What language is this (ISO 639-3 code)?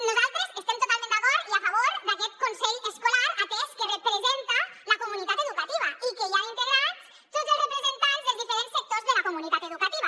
cat